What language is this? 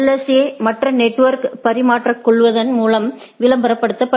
Tamil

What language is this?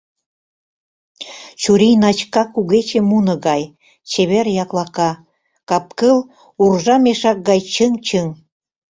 Mari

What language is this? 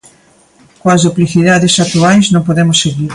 Galician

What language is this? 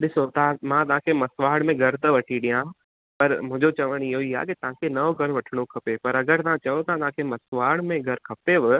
Sindhi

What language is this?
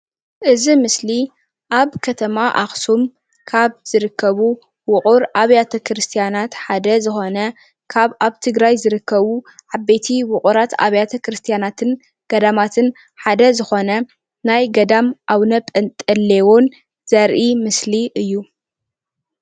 Tigrinya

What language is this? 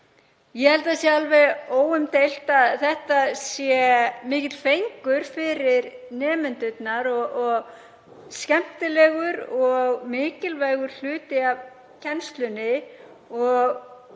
Icelandic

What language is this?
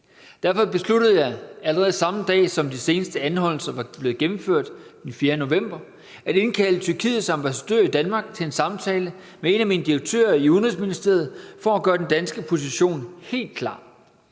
Danish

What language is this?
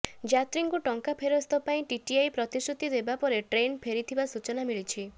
Odia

